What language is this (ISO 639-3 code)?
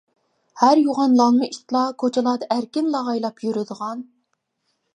uig